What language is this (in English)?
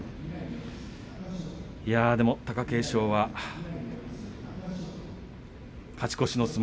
Japanese